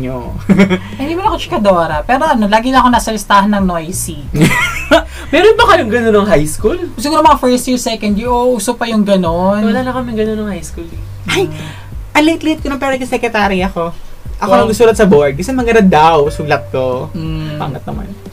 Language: Filipino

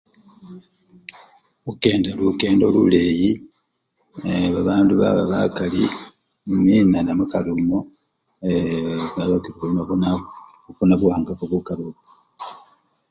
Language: Luyia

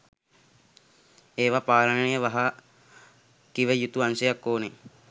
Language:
Sinhala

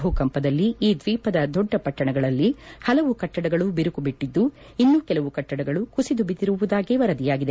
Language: Kannada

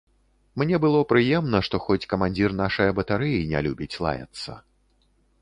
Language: Belarusian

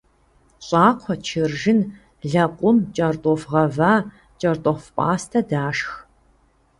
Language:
Kabardian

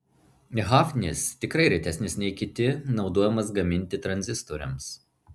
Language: Lithuanian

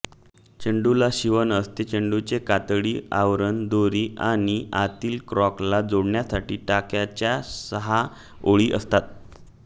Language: Marathi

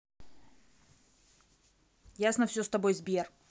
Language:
Russian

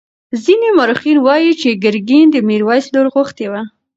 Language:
Pashto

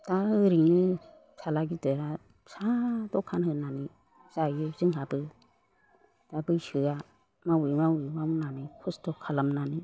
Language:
Bodo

